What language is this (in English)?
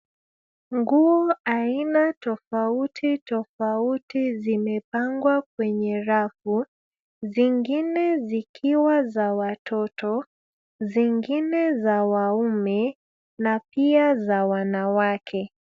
Swahili